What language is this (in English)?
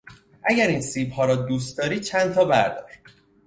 Persian